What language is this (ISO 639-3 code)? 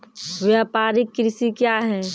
mai